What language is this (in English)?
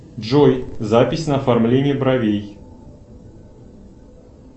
Russian